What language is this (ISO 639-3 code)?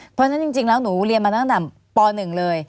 tha